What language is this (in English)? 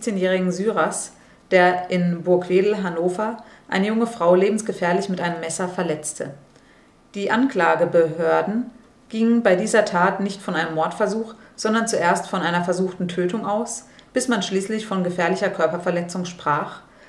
German